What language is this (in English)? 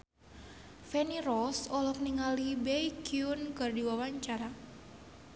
Sundanese